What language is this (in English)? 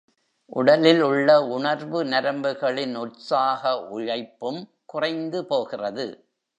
Tamil